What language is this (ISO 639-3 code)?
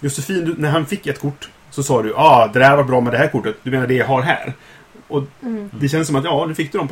swe